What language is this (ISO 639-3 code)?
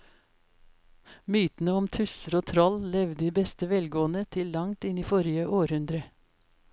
nor